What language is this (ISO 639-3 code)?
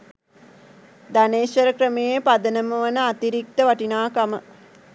sin